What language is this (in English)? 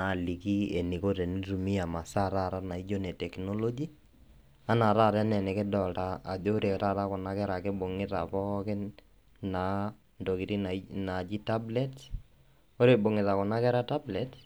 Masai